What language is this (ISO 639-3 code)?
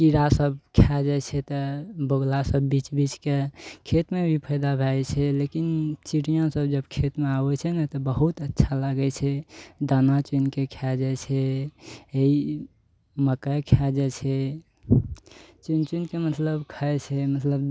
mai